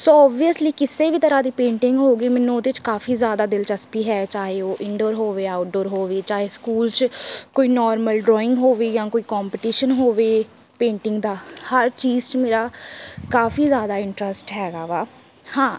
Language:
Punjabi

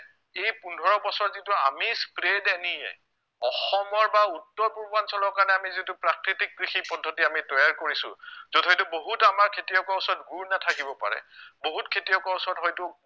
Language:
Assamese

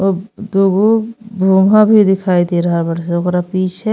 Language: Bhojpuri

